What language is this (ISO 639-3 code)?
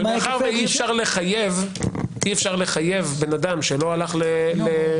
heb